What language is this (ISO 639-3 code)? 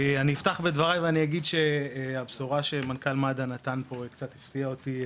heb